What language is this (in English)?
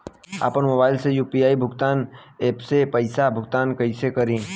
Bhojpuri